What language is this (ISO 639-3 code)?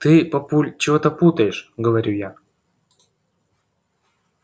rus